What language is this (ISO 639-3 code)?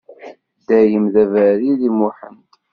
kab